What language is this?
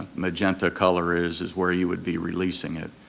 English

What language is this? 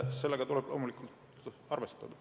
Estonian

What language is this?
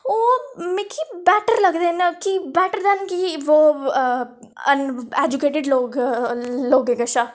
Dogri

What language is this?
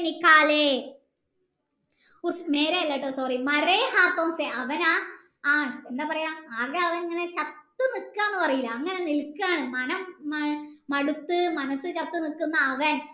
Malayalam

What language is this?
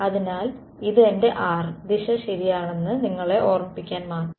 Malayalam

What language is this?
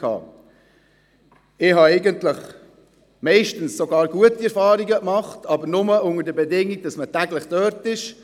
Swiss German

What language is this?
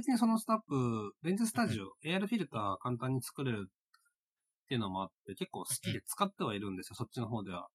Japanese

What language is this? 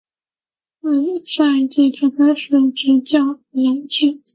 Chinese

